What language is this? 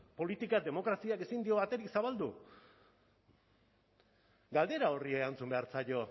Basque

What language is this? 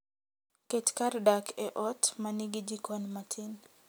Luo (Kenya and Tanzania)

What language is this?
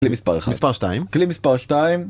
Hebrew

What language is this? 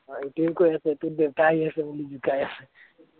Assamese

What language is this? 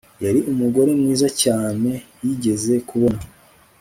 Kinyarwanda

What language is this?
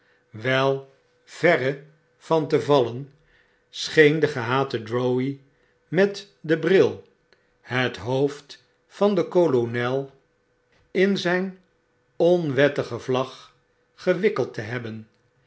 Dutch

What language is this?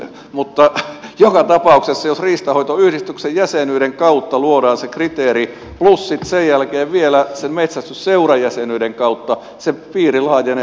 Finnish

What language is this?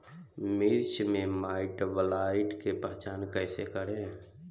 Bhojpuri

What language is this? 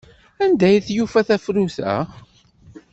Kabyle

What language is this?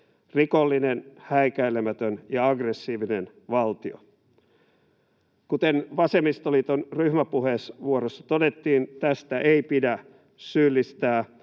Finnish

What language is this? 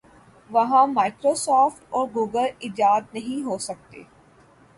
Urdu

